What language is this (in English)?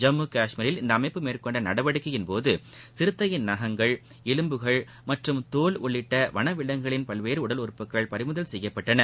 Tamil